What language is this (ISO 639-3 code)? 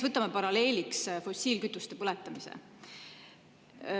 est